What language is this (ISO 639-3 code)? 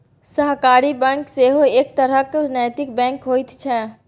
mai